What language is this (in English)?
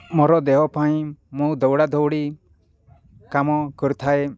Odia